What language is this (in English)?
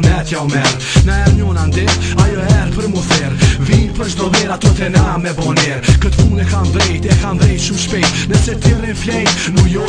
Czech